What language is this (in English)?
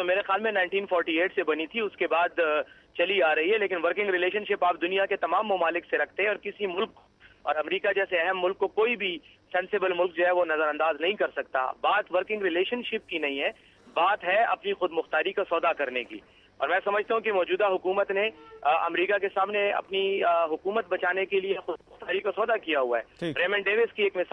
Hindi